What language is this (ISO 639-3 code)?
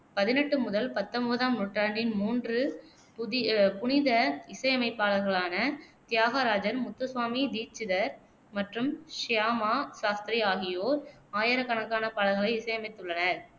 tam